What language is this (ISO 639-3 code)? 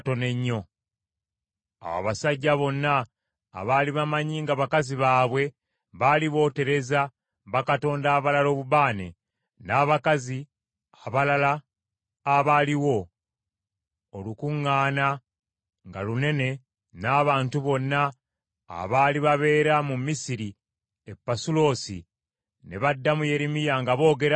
lug